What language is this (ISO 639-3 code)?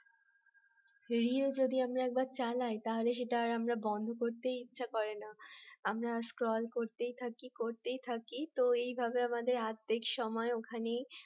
ben